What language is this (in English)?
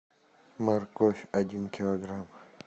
Russian